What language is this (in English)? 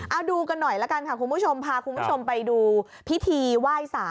Thai